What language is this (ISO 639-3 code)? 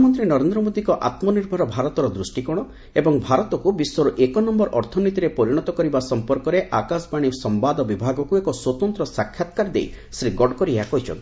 ori